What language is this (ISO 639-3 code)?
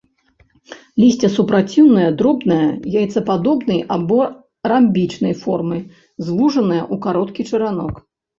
bel